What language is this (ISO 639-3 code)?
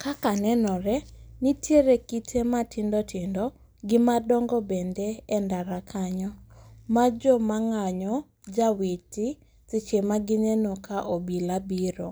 luo